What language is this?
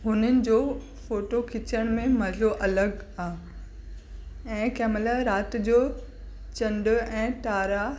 Sindhi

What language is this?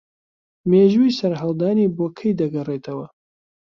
Central Kurdish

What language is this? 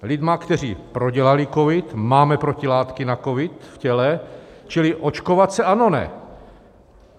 Czech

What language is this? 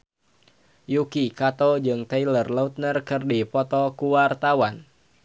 Sundanese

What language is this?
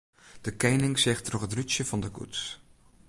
Western Frisian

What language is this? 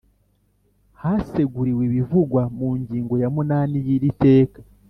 Kinyarwanda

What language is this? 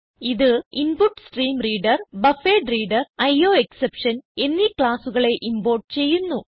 Malayalam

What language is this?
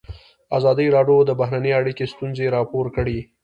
Pashto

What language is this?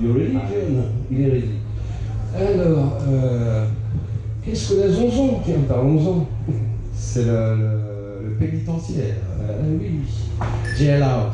French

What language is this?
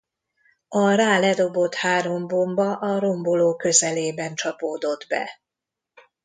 Hungarian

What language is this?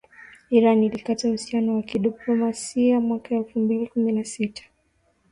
Swahili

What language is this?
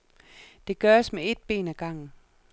Danish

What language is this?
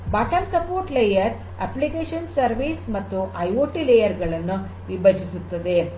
Kannada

